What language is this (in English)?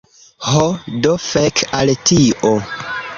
Esperanto